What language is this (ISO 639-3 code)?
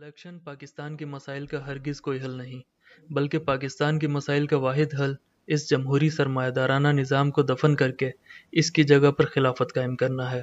urd